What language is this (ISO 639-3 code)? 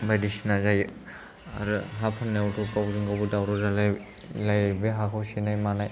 brx